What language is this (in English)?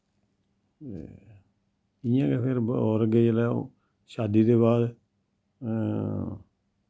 Dogri